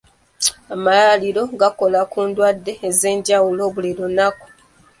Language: Ganda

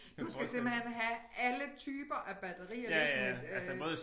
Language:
Danish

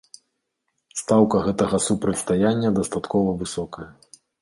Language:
Belarusian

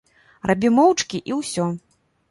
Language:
Belarusian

